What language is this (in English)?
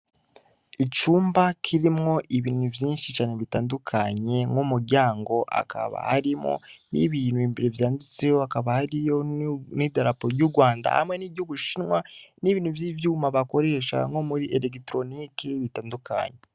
Rundi